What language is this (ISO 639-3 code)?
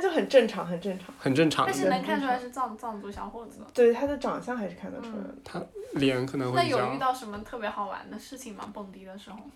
zho